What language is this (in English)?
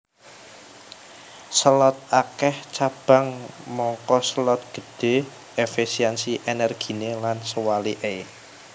Javanese